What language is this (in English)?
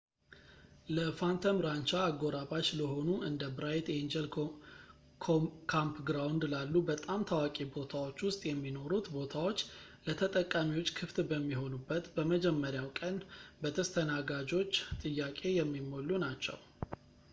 Amharic